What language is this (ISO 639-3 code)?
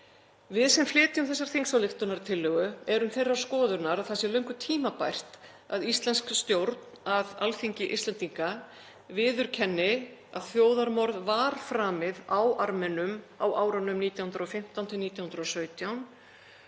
isl